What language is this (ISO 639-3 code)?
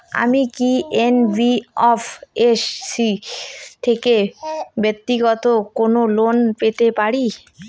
ben